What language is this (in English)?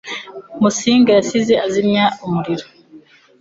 Kinyarwanda